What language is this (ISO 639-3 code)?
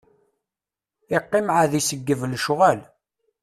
kab